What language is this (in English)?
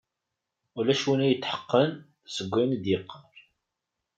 Kabyle